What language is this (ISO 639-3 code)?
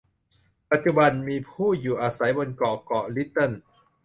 tha